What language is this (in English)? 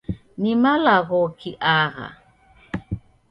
Taita